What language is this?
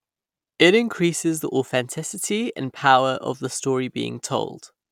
English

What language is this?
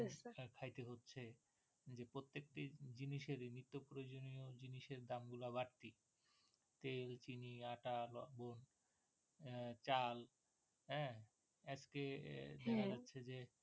Bangla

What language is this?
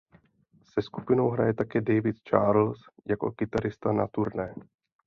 Czech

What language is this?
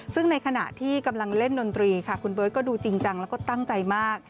Thai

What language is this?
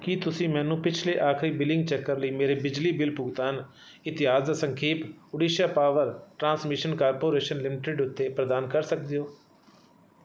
Punjabi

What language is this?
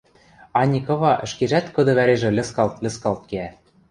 Western Mari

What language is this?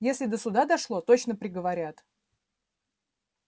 Russian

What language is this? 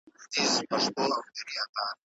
Pashto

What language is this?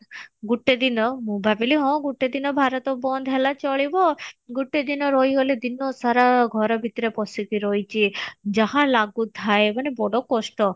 Odia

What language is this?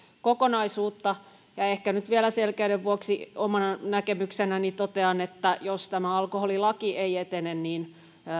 Finnish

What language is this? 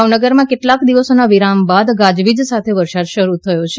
Gujarati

